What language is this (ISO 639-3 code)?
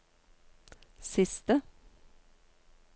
nor